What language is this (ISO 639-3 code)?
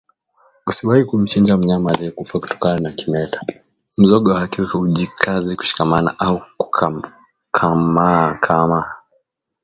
swa